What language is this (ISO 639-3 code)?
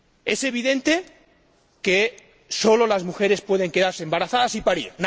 spa